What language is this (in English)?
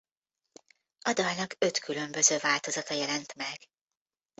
Hungarian